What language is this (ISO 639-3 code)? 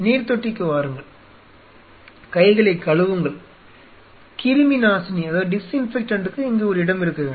tam